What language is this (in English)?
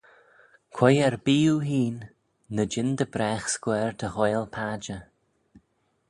Manx